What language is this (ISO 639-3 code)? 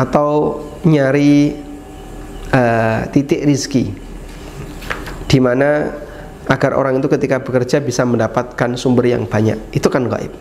ind